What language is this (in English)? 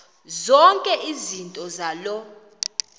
Xhosa